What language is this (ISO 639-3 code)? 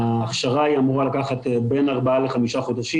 heb